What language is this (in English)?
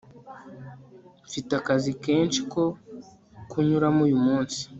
Kinyarwanda